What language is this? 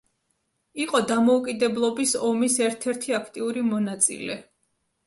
Georgian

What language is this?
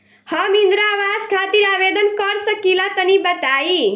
Bhojpuri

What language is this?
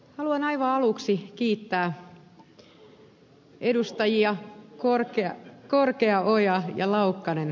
Finnish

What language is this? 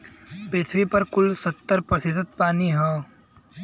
Bhojpuri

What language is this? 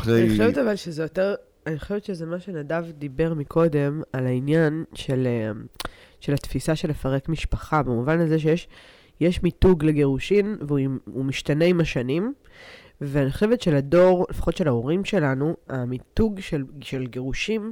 Hebrew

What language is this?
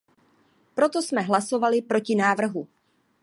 Czech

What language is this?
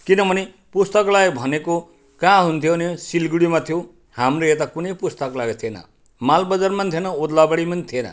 Nepali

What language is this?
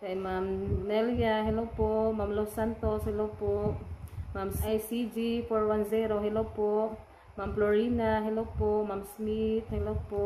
Filipino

